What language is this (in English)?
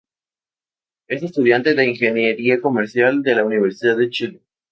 Spanish